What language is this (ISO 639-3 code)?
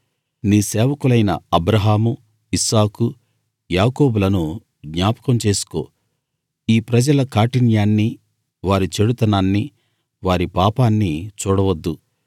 tel